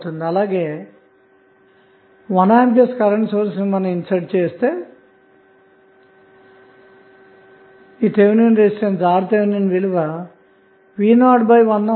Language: Telugu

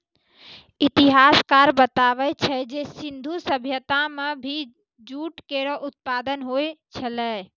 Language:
Maithili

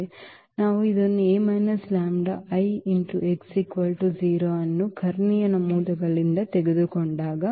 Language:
Kannada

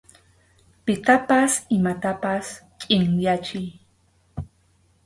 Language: Arequipa-La Unión Quechua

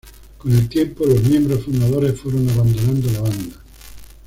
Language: Spanish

